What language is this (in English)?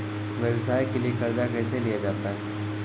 Maithili